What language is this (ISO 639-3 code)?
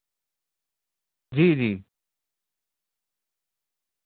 urd